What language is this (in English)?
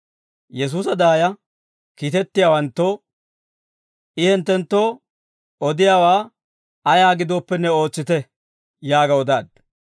Dawro